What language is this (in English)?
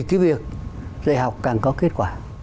Vietnamese